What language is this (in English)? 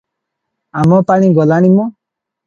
Odia